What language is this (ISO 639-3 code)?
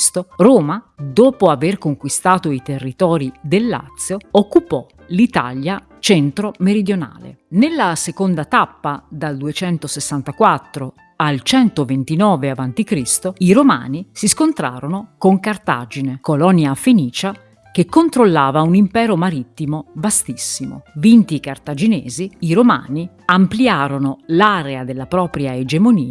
ita